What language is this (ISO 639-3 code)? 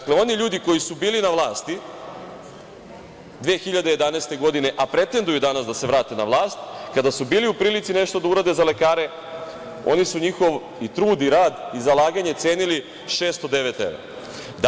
srp